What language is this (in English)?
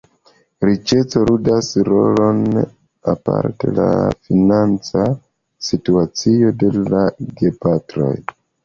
Esperanto